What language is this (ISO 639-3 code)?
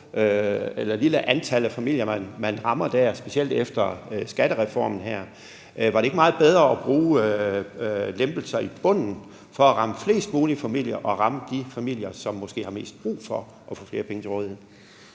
dan